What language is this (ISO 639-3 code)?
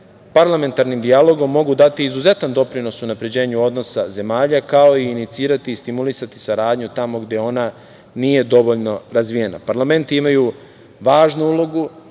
srp